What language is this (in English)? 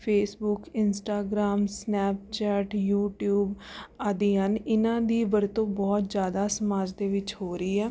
Punjabi